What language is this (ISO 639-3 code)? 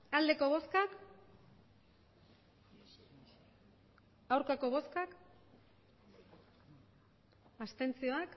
eus